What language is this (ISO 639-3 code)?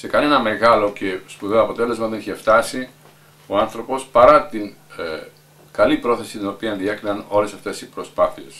ell